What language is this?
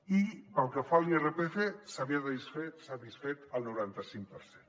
Catalan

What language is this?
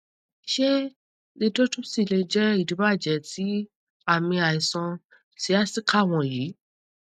Yoruba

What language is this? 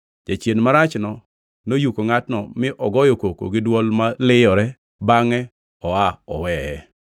Luo (Kenya and Tanzania)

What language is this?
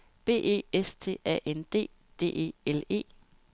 Danish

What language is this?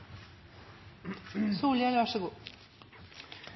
Norwegian Bokmål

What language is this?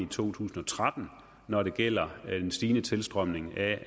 Danish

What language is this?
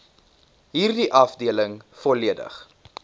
Afrikaans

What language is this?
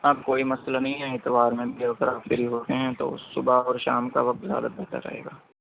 Urdu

